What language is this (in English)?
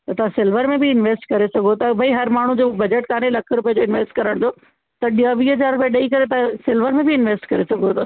Sindhi